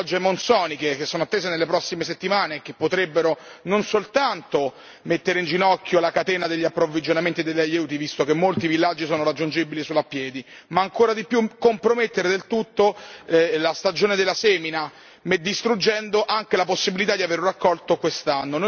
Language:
Italian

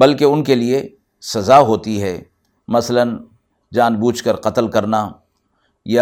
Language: Urdu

